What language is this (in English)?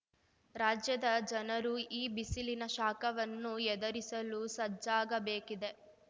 Kannada